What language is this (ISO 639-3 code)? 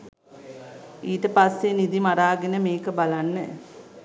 sin